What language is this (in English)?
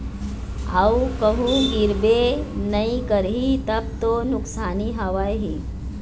Chhattisgarhi